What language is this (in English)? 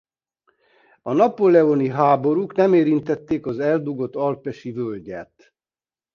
Hungarian